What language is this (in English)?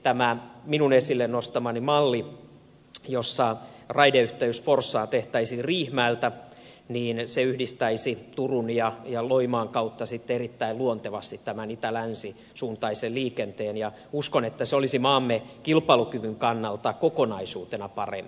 Finnish